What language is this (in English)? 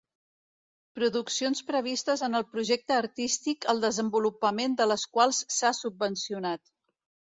Catalan